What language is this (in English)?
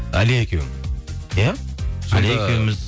Kazakh